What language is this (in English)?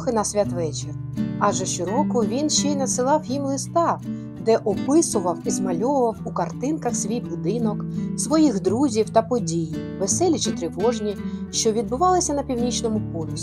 Ukrainian